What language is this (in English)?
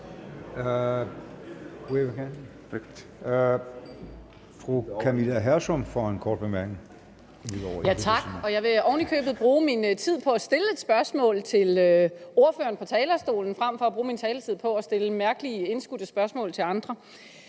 Danish